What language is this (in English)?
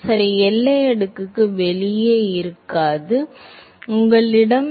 Tamil